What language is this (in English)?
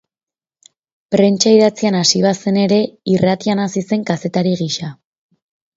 Basque